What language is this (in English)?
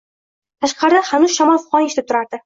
Uzbek